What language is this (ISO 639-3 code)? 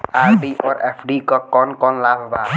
bho